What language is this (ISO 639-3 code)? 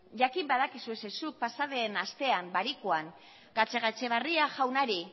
eus